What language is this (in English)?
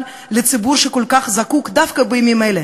Hebrew